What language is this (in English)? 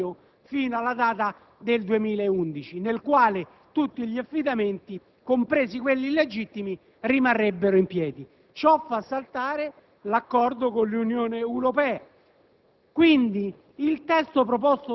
Italian